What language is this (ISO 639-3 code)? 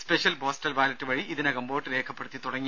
mal